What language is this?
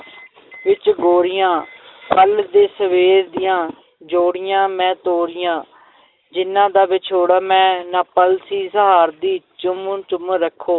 Punjabi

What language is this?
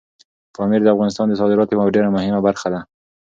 Pashto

